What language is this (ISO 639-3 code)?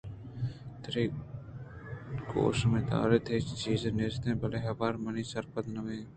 bgp